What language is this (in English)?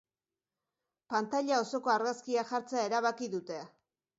Basque